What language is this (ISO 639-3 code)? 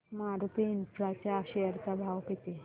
mar